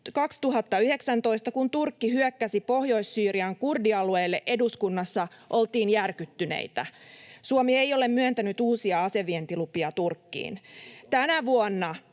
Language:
Finnish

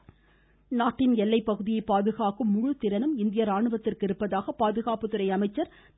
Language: Tamil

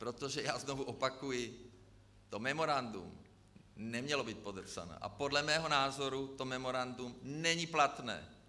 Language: Czech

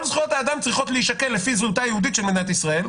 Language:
Hebrew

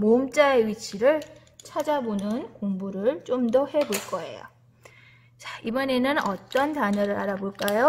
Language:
Korean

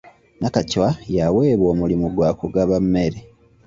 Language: Ganda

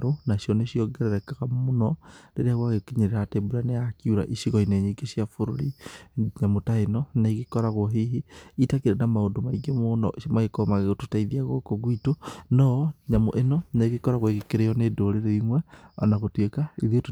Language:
Kikuyu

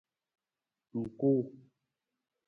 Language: Nawdm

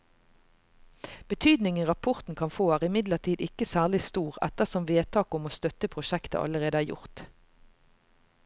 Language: Norwegian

